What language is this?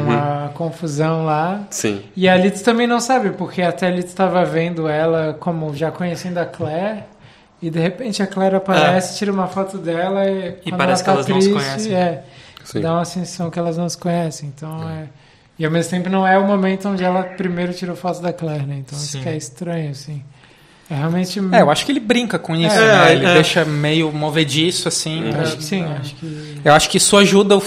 Portuguese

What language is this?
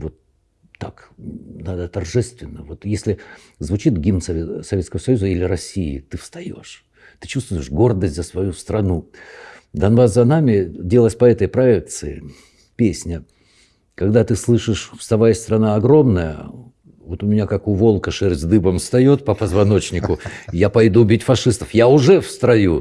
Russian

